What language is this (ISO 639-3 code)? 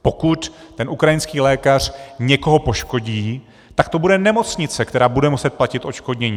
ces